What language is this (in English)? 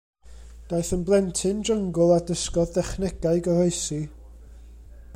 Welsh